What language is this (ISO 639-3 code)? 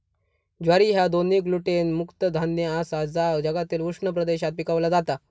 mar